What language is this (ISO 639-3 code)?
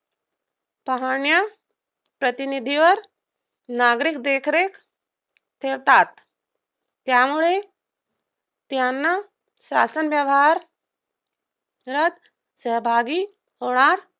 mar